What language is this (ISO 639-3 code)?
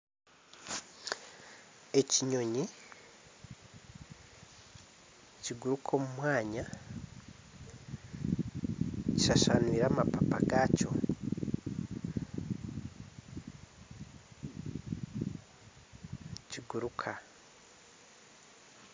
nyn